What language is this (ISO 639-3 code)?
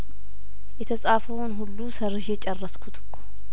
amh